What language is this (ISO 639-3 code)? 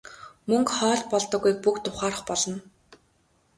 mon